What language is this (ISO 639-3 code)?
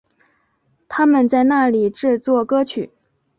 zho